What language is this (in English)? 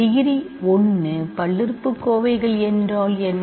Tamil